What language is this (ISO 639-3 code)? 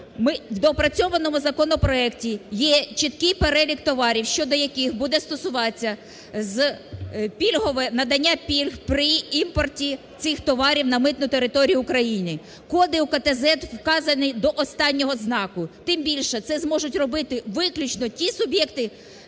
ukr